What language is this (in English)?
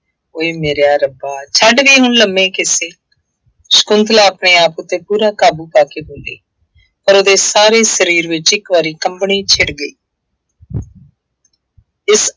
Punjabi